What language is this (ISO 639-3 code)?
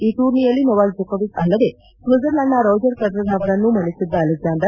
kan